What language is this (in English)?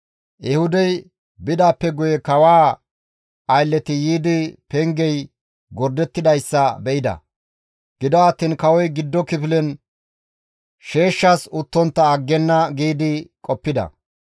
Gamo